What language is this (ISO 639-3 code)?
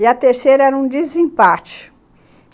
por